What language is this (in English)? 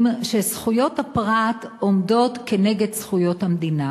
Hebrew